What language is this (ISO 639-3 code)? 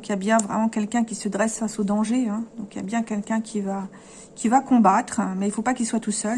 fra